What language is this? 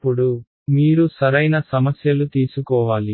Telugu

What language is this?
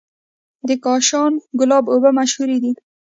Pashto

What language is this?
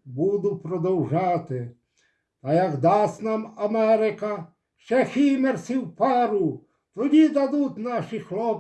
Ukrainian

